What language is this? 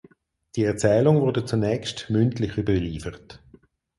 German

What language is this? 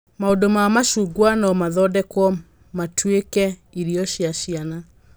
Kikuyu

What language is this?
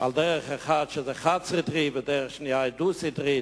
Hebrew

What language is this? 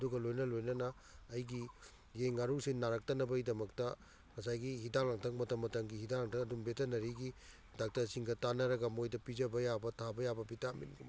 Manipuri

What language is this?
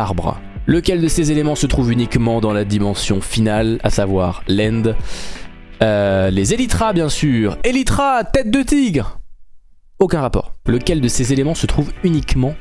French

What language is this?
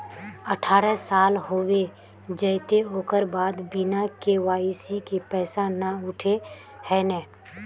Magahi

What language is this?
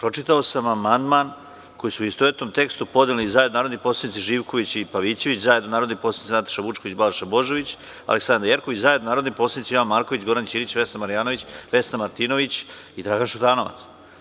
Serbian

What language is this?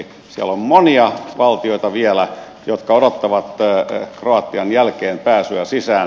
Finnish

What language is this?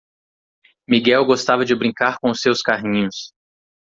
Portuguese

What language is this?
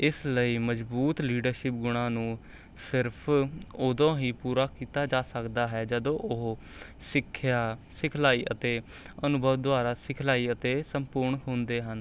Punjabi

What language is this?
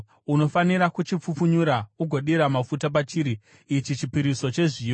Shona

